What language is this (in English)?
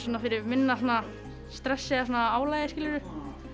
Icelandic